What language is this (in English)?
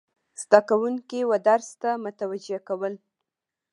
Pashto